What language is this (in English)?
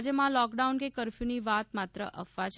Gujarati